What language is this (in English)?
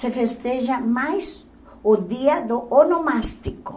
Portuguese